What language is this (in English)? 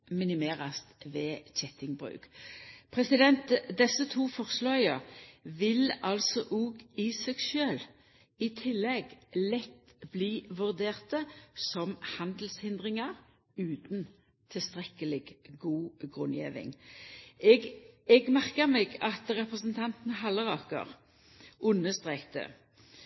Norwegian Nynorsk